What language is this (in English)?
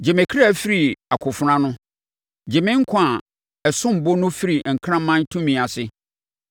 Akan